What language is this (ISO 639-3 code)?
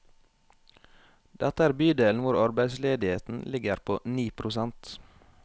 nor